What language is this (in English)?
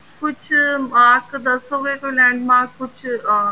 Punjabi